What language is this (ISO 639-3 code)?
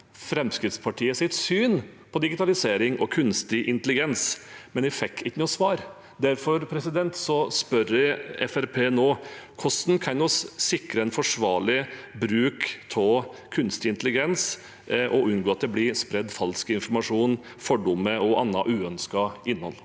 nor